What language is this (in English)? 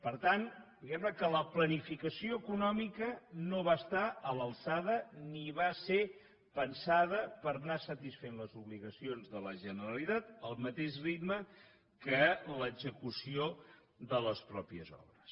Catalan